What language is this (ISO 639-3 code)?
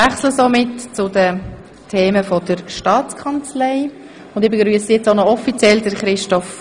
gsw